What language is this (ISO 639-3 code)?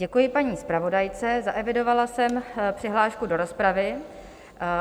ces